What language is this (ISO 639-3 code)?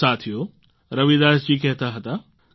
guj